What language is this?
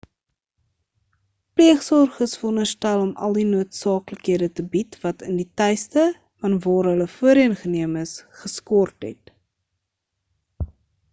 Afrikaans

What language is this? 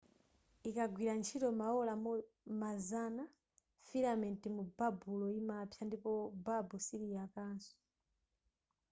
Nyanja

